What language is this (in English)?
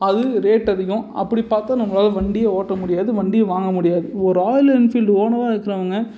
Tamil